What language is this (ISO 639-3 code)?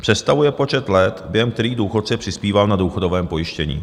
ces